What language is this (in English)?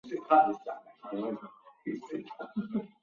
Chinese